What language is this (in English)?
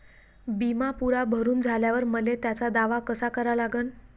Marathi